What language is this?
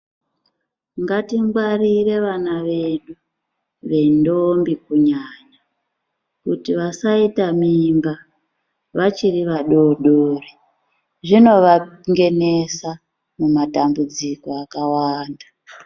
Ndau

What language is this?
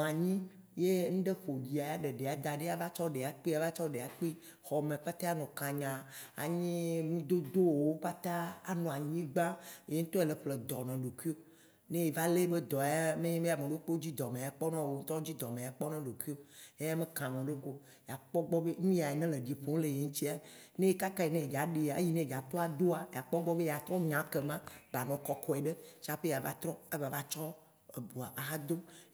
Waci Gbe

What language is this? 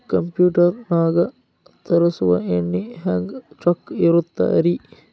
Kannada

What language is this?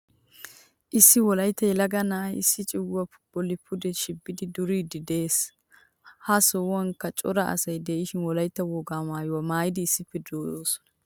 Wolaytta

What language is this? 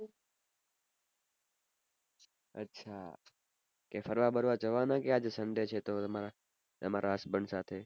Gujarati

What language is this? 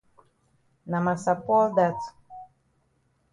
Cameroon Pidgin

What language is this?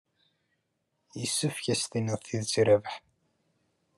Kabyle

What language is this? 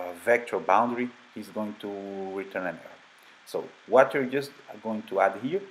English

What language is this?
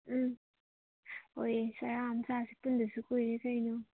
Manipuri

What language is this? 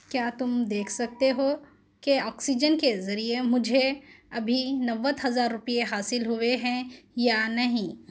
Urdu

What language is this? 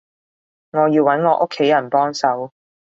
Cantonese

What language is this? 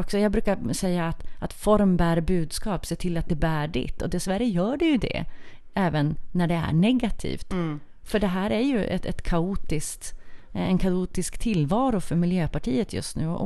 Swedish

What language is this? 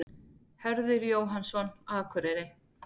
Icelandic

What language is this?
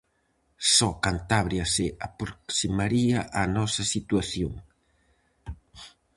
Galician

